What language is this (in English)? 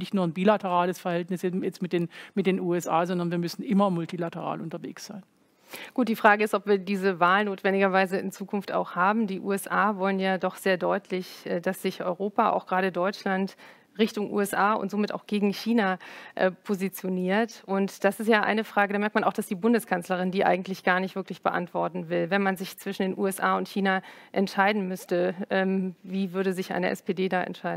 German